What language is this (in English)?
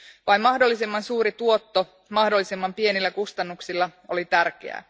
Finnish